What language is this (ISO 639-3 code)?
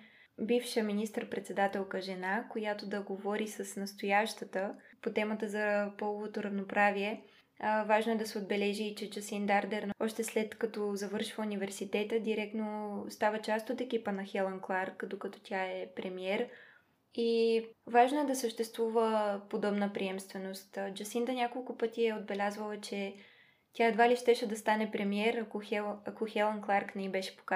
bul